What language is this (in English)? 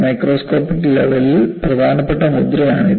Malayalam